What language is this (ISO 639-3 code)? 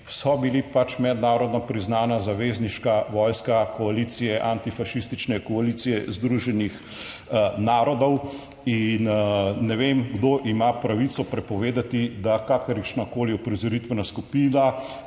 slv